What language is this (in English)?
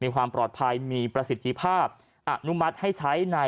Thai